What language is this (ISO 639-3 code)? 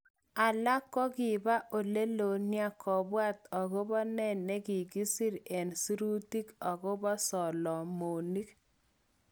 kln